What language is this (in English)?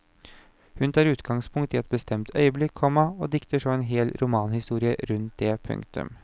Norwegian